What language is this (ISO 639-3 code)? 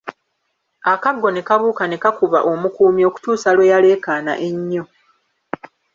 lug